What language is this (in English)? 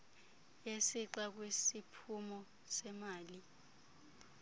Xhosa